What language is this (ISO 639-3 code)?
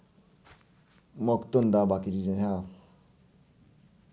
doi